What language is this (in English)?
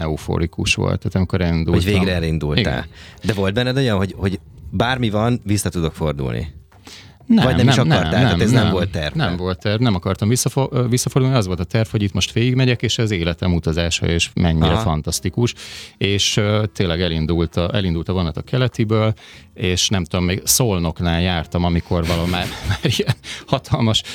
Hungarian